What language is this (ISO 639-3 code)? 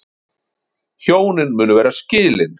isl